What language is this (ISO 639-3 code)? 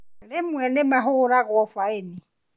kik